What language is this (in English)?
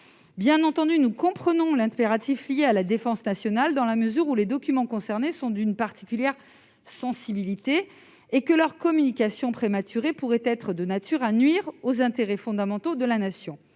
French